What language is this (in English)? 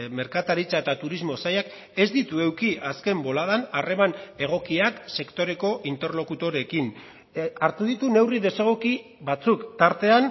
Basque